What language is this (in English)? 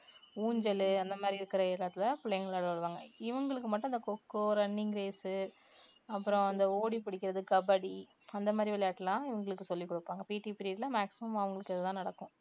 Tamil